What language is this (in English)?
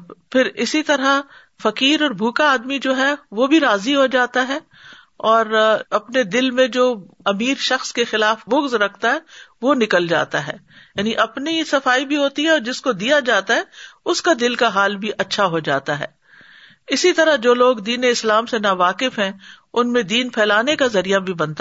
Urdu